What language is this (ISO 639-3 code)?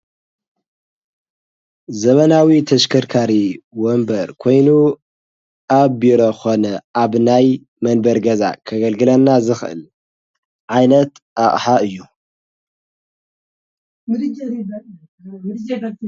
tir